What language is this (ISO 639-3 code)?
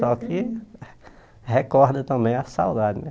por